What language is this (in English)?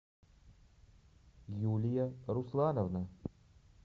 Russian